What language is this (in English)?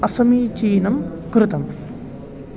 Sanskrit